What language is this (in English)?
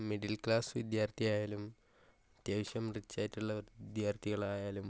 Malayalam